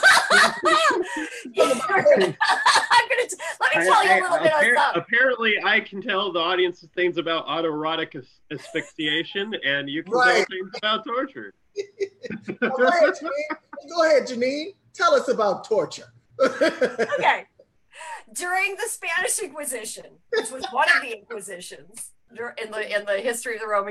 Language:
English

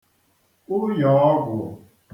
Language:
Igbo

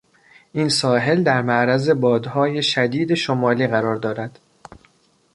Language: Persian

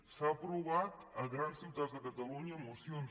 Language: Catalan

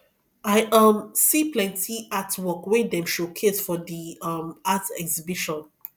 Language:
Nigerian Pidgin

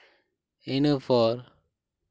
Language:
Santali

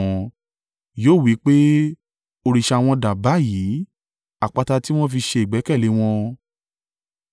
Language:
Yoruba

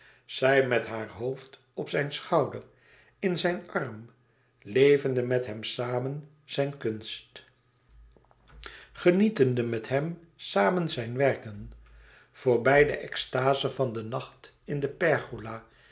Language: Dutch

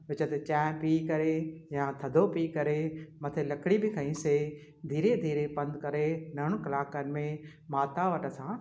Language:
Sindhi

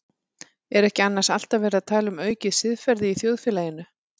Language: Icelandic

